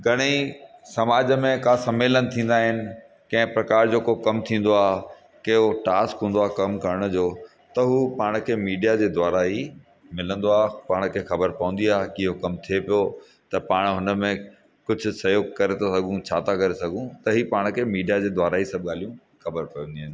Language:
Sindhi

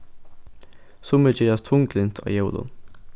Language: Faroese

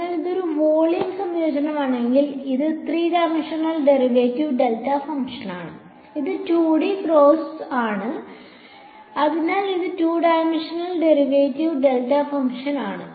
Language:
Malayalam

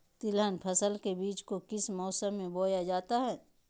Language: Magahi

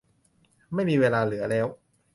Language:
Thai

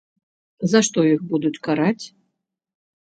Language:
Belarusian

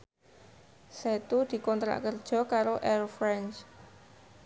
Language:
Javanese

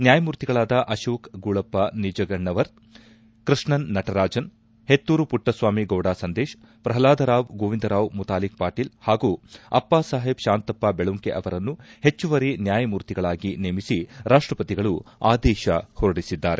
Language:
Kannada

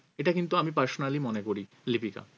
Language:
Bangla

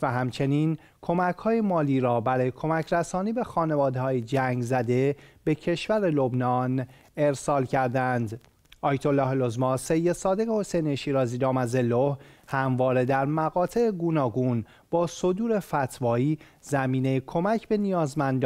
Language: Persian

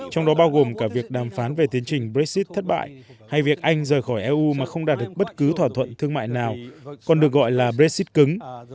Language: Vietnamese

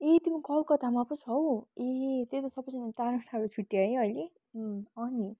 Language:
Nepali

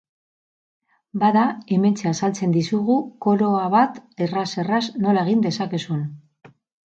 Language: Basque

